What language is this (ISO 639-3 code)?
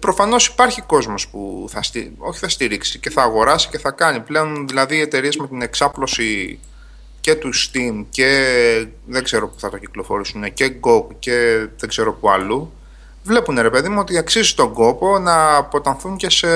ell